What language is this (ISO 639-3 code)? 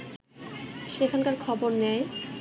ben